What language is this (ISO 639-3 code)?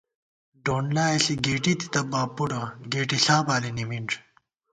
gwt